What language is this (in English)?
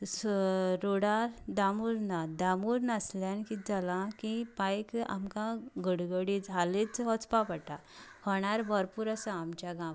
Konkani